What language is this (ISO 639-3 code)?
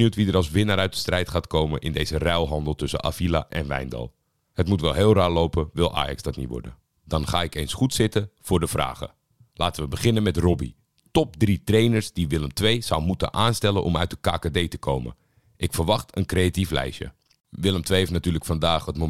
nld